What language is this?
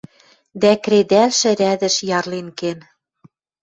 Western Mari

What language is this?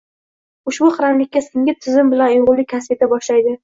Uzbek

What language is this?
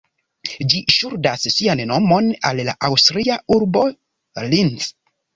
Esperanto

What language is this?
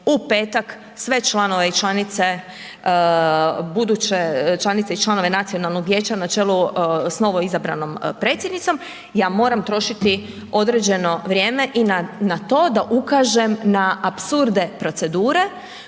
Croatian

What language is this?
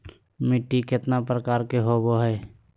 Magahi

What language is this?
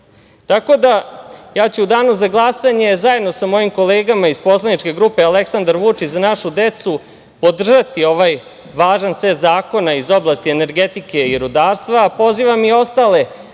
Serbian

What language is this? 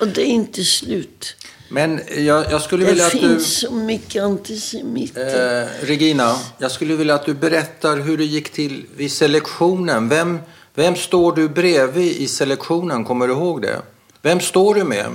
Swedish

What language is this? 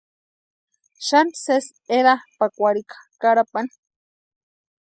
Western Highland Purepecha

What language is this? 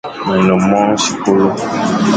Fang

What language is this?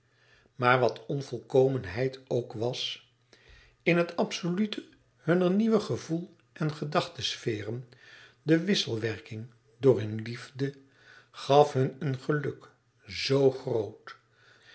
Dutch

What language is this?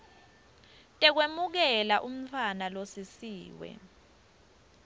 Swati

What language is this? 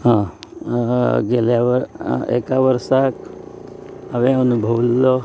Konkani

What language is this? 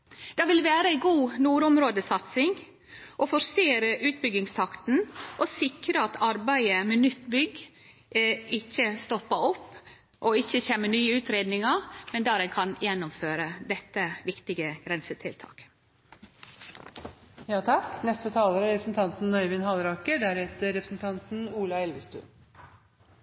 Norwegian Nynorsk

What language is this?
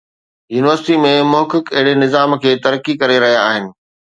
Sindhi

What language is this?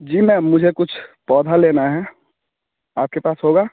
Hindi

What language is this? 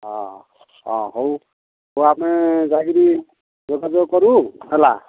Odia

